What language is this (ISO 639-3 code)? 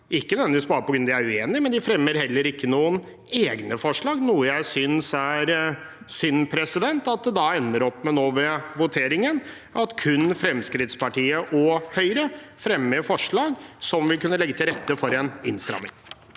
nor